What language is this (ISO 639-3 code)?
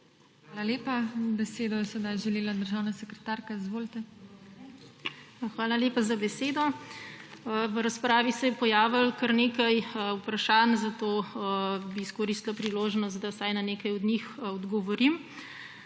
slv